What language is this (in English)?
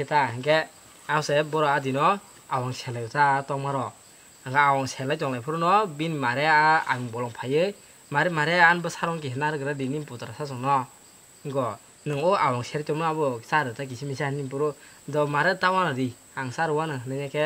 Thai